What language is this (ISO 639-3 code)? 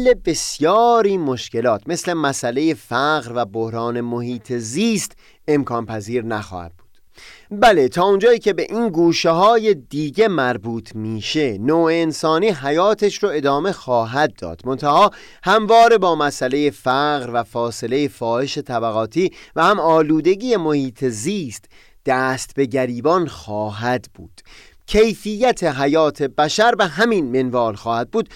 fas